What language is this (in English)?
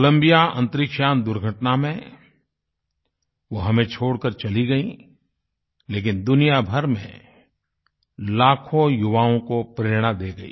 Hindi